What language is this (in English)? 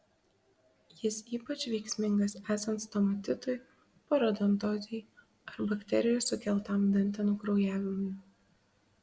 Lithuanian